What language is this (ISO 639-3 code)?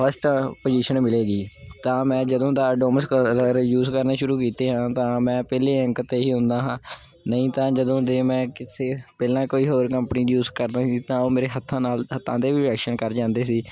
pan